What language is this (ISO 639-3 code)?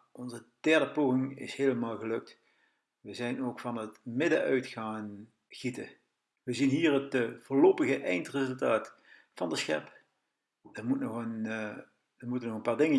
nld